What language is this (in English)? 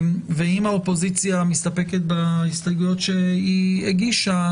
Hebrew